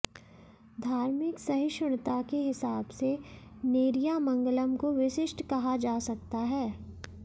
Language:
Hindi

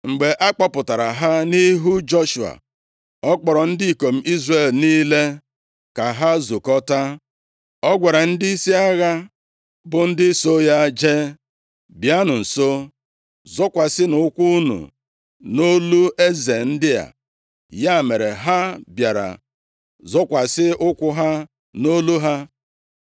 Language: Igbo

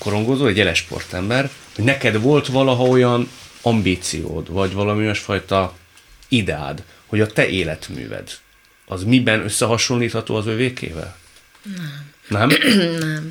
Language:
Hungarian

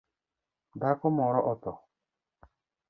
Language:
Luo (Kenya and Tanzania)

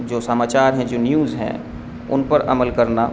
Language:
Urdu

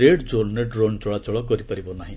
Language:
Odia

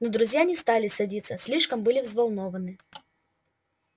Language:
Russian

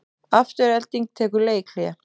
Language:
Icelandic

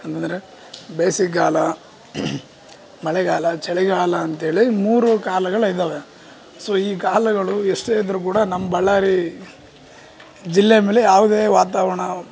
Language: Kannada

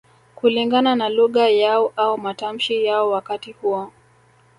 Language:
Swahili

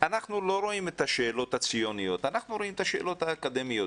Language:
Hebrew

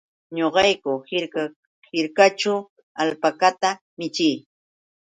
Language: Yauyos Quechua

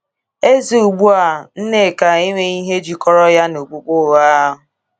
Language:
Igbo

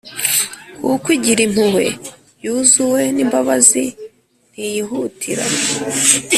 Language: Kinyarwanda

